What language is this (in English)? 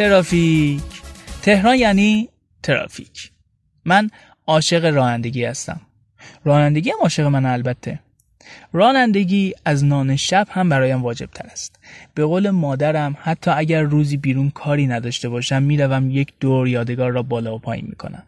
Persian